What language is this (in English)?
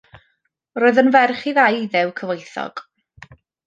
Welsh